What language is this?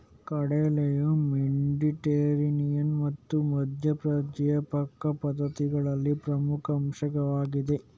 Kannada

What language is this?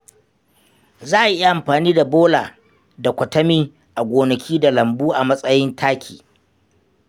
Hausa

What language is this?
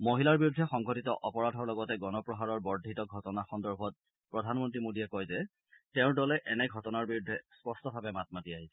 Assamese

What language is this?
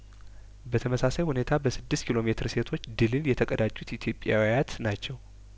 Amharic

